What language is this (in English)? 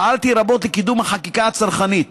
Hebrew